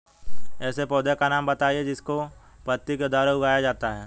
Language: Hindi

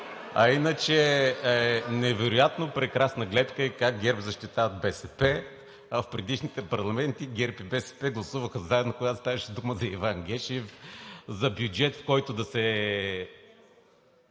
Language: Bulgarian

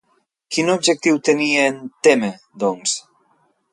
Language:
Catalan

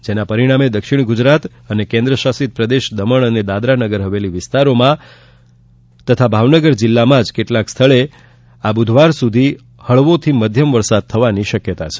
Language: Gujarati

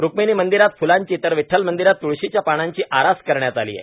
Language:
Marathi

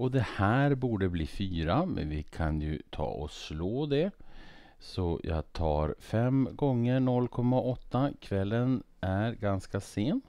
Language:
Swedish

